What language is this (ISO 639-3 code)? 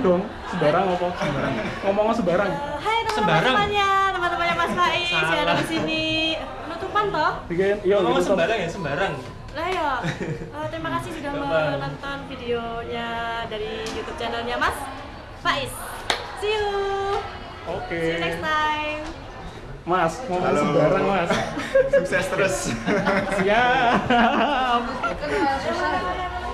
ind